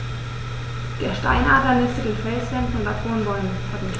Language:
German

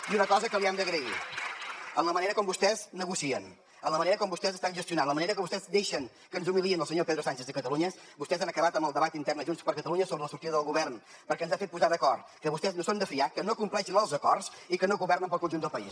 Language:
Catalan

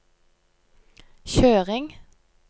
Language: Norwegian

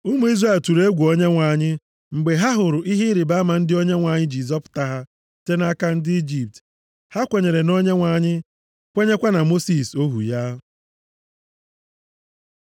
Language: Igbo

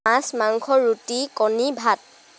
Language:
Assamese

